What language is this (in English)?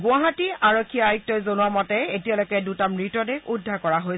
Assamese